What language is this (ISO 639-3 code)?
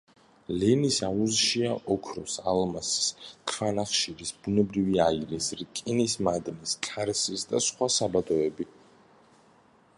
kat